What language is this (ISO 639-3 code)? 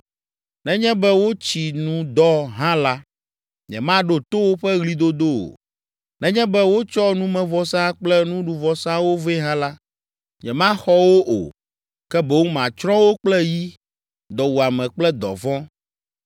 ewe